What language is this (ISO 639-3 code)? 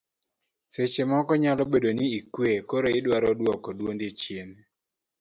luo